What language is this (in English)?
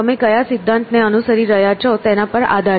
Gujarati